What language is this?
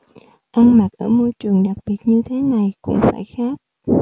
Vietnamese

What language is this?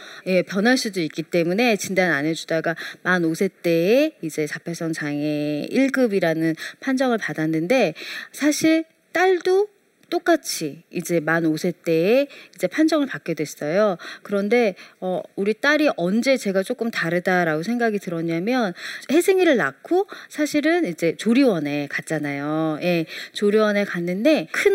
Korean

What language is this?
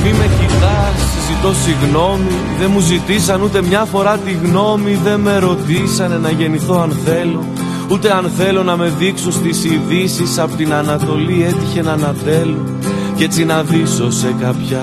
Greek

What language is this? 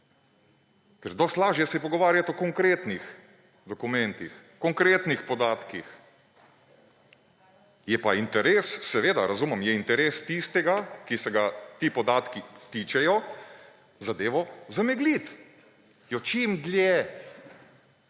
Slovenian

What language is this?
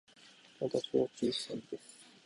Japanese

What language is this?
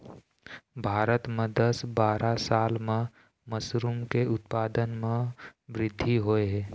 Chhattisgarhi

